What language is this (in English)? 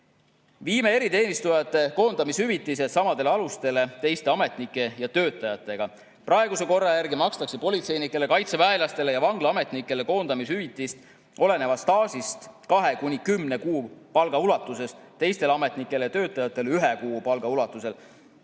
Estonian